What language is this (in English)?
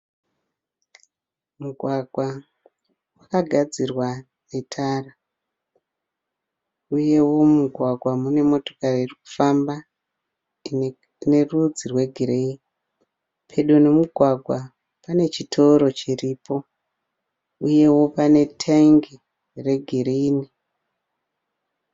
Shona